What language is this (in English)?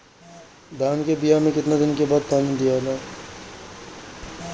Bhojpuri